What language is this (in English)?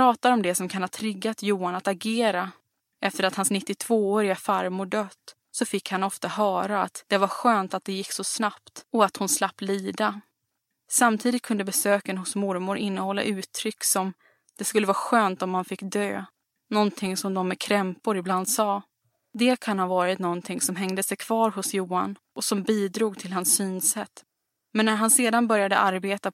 Swedish